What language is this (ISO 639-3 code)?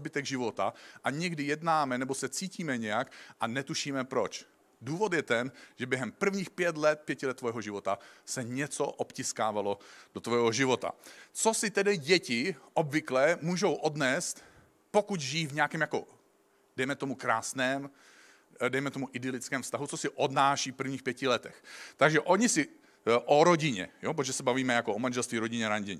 ces